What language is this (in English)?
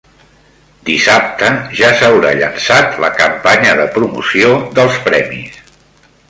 Catalan